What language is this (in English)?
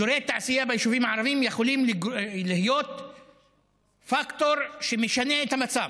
Hebrew